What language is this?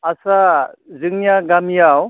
Bodo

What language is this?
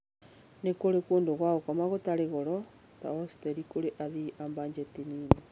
Kikuyu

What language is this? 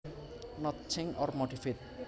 Javanese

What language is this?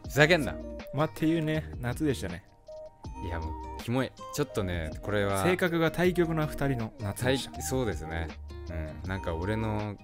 Japanese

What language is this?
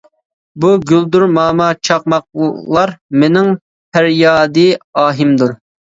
Uyghur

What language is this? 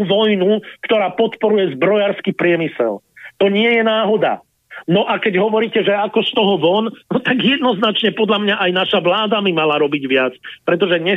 Slovak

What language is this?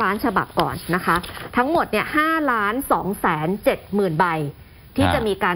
Thai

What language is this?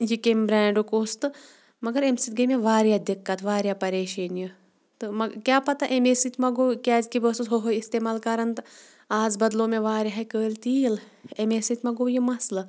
Kashmiri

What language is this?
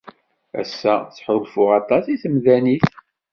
Kabyle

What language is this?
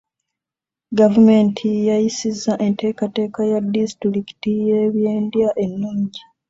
Ganda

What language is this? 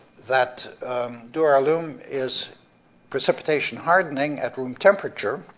English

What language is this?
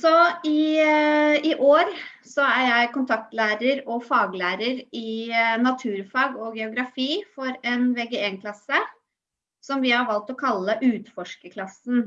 Norwegian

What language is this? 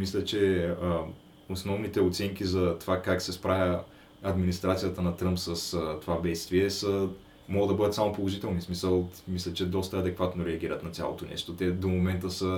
Bulgarian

